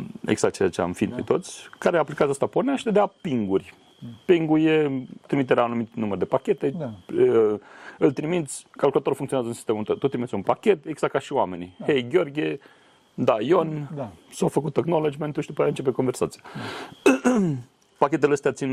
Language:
Romanian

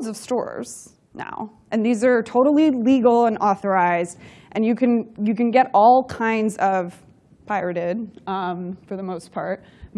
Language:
English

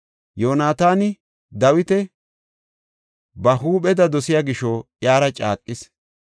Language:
Gofa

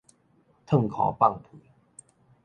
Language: Min Nan Chinese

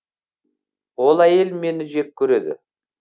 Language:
Kazakh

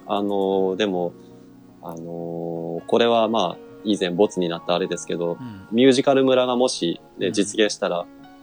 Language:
Japanese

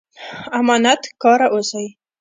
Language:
Pashto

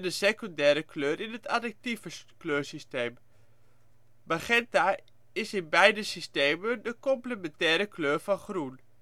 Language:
Dutch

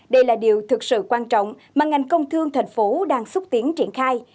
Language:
Vietnamese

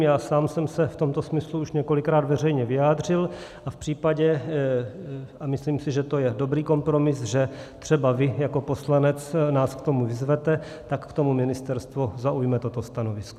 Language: Czech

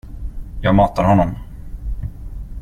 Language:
Swedish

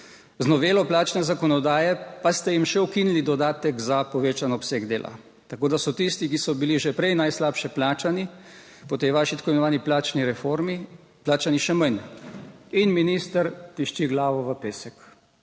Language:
Slovenian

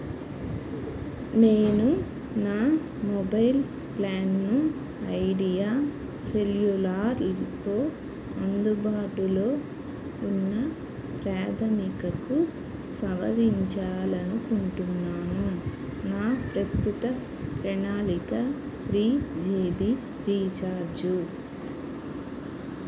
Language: Telugu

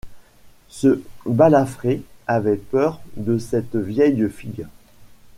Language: French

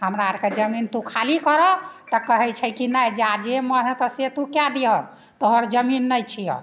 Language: Maithili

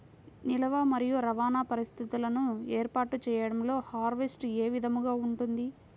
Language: Telugu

